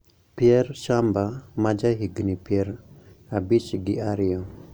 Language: Luo (Kenya and Tanzania)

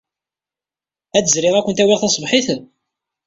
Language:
Kabyle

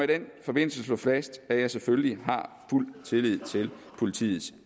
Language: Danish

